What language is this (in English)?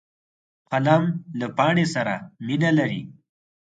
Pashto